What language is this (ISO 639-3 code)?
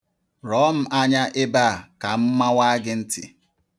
ibo